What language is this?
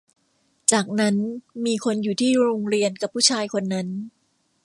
Thai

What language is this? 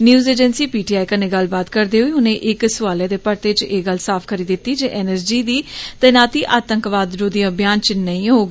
Dogri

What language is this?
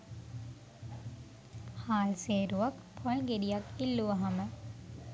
Sinhala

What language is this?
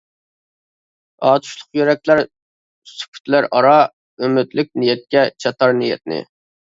Uyghur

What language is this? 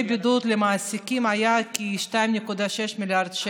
Hebrew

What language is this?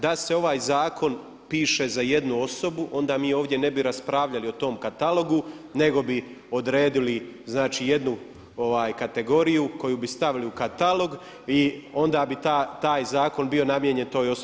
Croatian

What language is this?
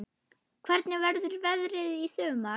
Icelandic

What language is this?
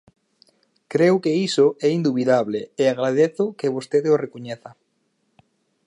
Galician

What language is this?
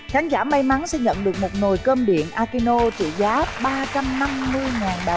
Vietnamese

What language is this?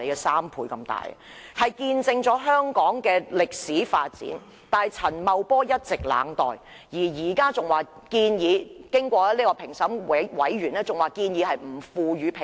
Cantonese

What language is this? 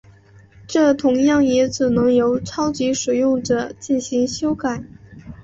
Chinese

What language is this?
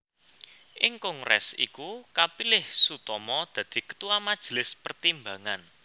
Javanese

